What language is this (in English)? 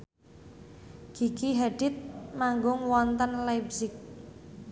Javanese